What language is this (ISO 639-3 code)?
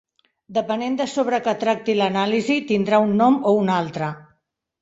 cat